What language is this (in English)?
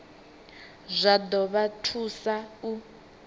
Venda